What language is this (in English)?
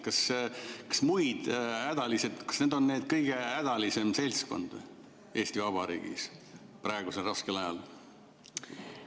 Estonian